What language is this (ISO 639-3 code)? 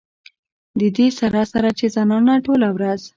pus